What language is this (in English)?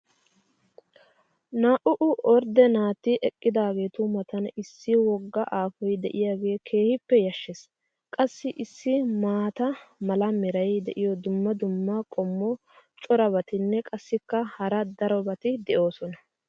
Wolaytta